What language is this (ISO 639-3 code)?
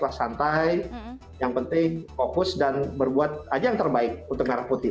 ind